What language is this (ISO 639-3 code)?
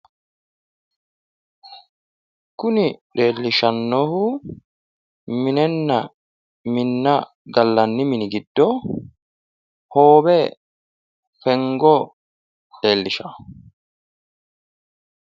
sid